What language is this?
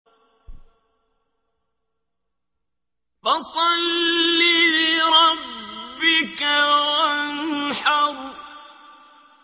Arabic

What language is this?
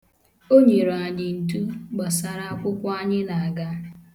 Igbo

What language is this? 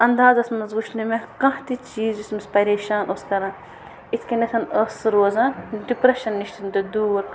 Kashmiri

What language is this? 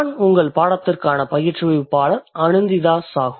Tamil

